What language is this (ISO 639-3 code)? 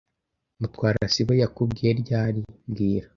kin